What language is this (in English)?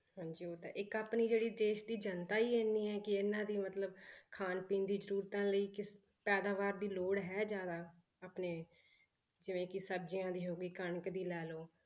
Punjabi